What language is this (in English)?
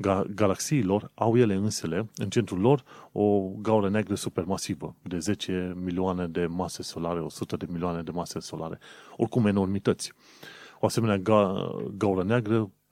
Romanian